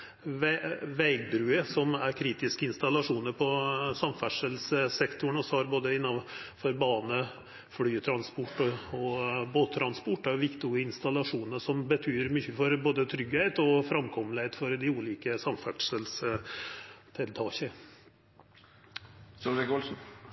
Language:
Norwegian Nynorsk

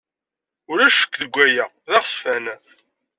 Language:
Kabyle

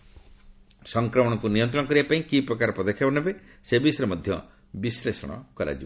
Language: Odia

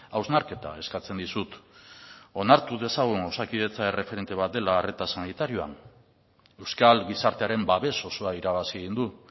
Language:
Basque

